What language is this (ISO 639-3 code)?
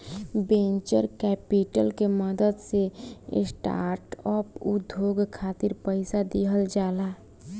bho